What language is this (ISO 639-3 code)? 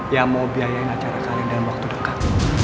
ind